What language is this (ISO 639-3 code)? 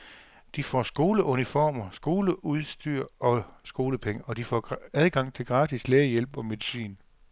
dan